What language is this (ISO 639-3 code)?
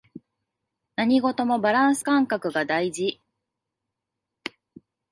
jpn